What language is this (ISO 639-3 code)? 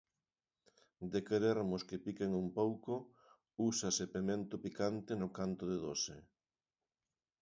glg